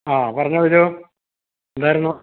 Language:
Malayalam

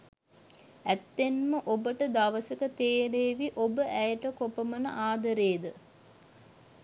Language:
Sinhala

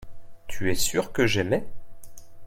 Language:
French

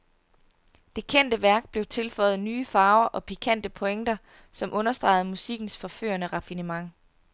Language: Danish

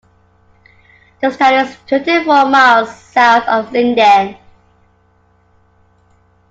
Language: English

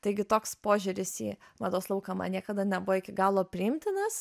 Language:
Lithuanian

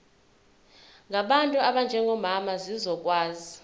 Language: Zulu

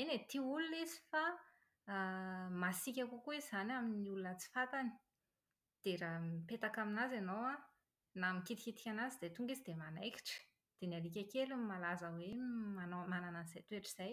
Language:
Malagasy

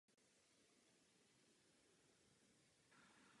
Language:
Czech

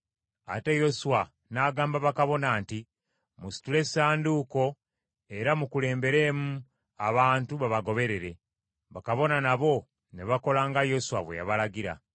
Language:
Ganda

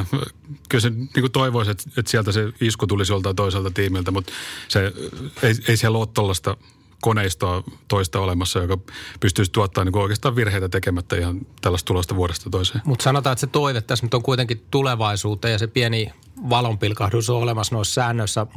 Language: Finnish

